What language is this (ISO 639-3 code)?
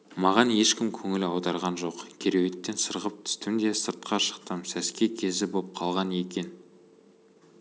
kaz